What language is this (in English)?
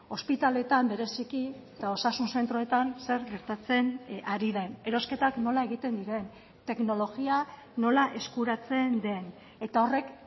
Basque